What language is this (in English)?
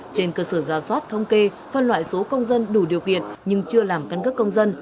Vietnamese